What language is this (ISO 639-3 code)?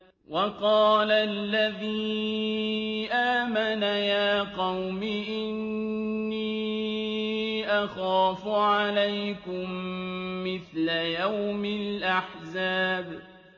ara